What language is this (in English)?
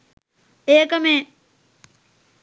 Sinhala